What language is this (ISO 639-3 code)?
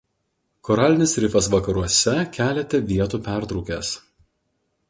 lit